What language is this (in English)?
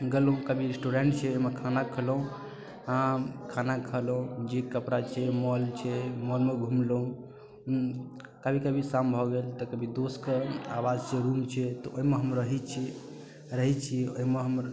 Maithili